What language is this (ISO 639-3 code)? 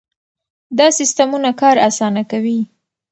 pus